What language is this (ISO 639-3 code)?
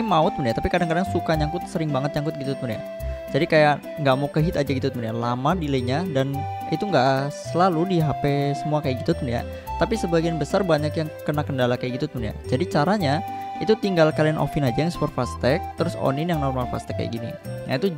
ind